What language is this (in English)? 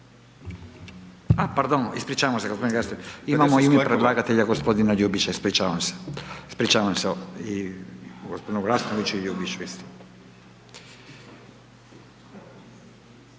Croatian